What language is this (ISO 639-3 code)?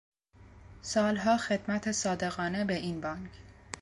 fas